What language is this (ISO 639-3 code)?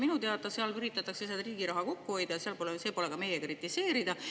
est